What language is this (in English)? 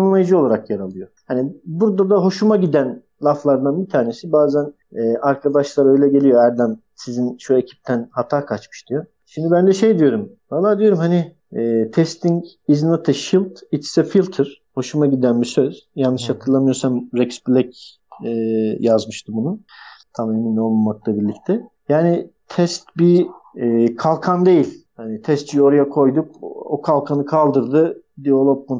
Turkish